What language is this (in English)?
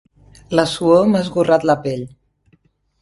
Catalan